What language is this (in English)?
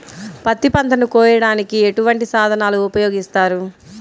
Telugu